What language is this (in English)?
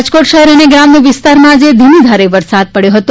Gujarati